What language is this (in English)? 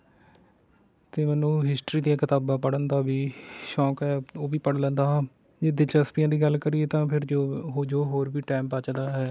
Punjabi